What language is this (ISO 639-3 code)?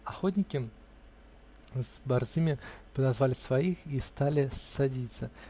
rus